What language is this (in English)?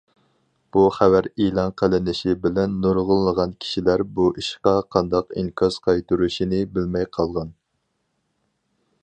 Uyghur